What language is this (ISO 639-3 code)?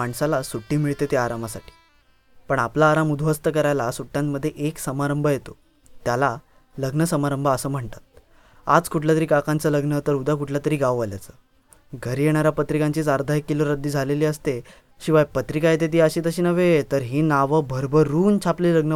mar